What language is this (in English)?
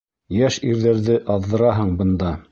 Bashkir